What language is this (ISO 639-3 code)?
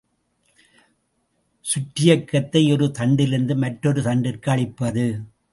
tam